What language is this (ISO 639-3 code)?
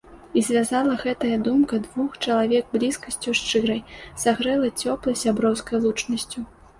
bel